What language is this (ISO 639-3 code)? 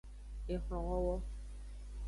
ajg